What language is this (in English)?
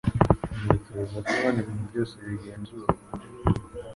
Kinyarwanda